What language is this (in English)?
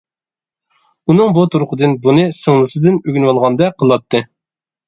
Uyghur